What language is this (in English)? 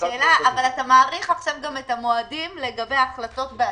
Hebrew